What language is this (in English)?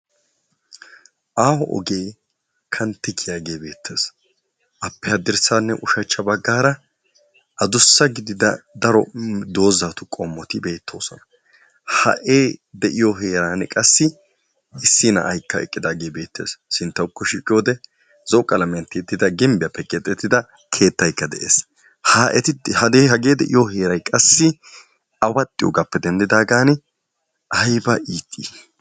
Wolaytta